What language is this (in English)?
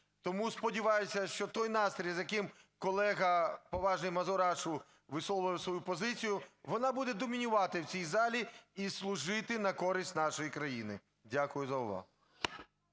Ukrainian